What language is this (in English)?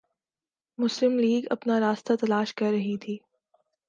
Urdu